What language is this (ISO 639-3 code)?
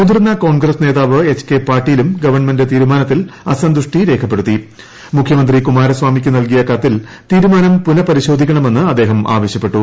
mal